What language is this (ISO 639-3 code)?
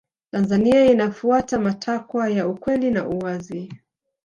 swa